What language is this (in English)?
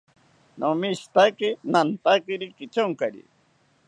South Ucayali Ashéninka